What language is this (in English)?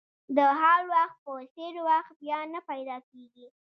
Pashto